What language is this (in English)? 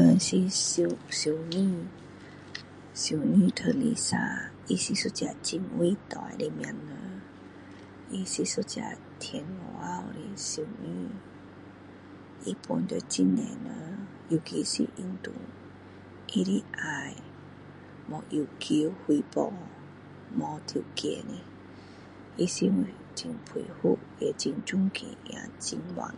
Min Dong Chinese